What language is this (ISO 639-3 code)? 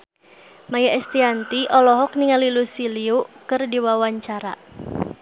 sun